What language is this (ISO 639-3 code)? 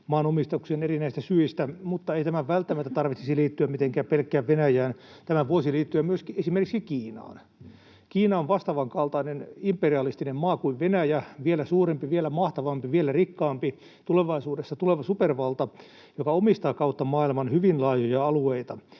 fin